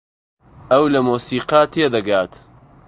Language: Central Kurdish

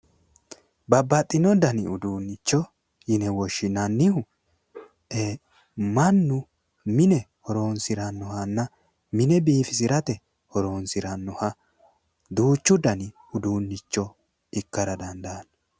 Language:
Sidamo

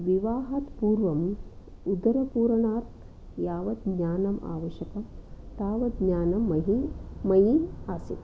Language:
Sanskrit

